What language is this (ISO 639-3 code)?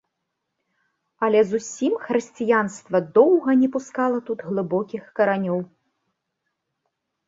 bel